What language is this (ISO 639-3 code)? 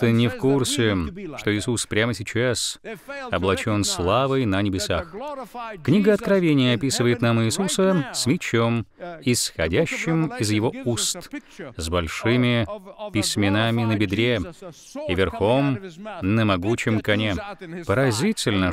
rus